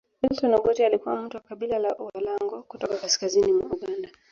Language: Swahili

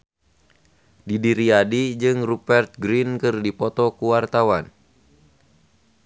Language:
Sundanese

